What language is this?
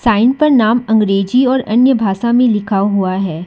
Hindi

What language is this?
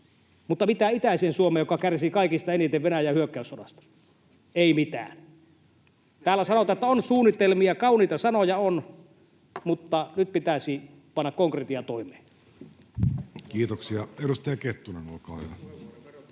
Finnish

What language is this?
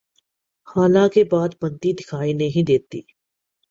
Urdu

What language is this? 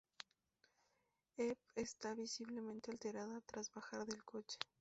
Spanish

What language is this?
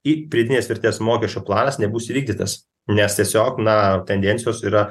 Lithuanian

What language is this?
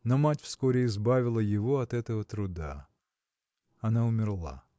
Russian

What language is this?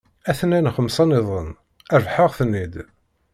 Kabyle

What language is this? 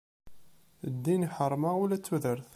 Kabyle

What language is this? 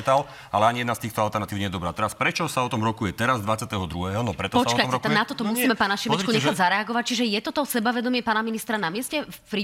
Slovak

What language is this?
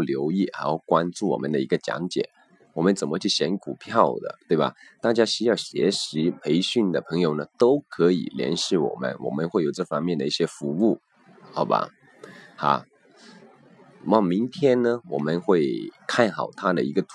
Chinese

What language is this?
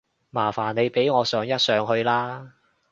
Cantonese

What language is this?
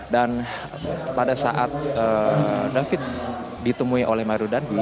Indonesian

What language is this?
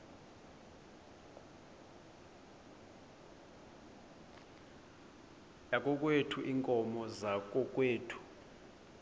Xhosa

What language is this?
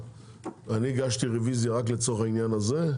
Hebrew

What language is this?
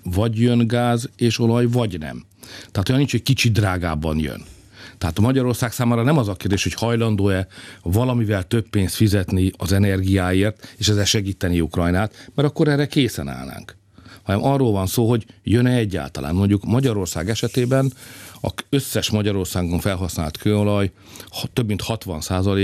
Hungarian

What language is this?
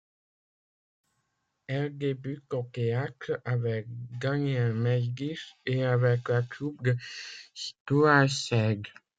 French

